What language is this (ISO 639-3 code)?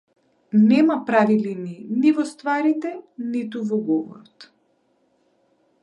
mkd